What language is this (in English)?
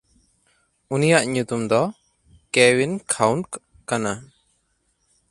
Santali